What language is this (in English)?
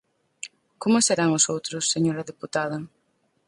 Galician